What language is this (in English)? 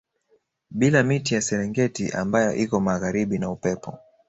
Swahili